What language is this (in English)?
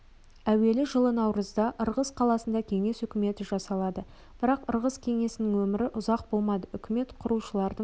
Kazakh